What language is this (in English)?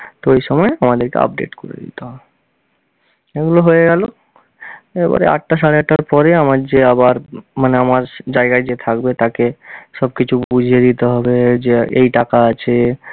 Bangla